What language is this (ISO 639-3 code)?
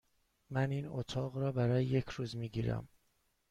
fas